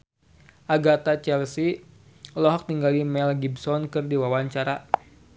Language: Sundanese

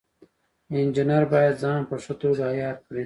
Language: Pashto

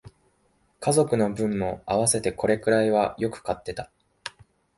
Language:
Japanese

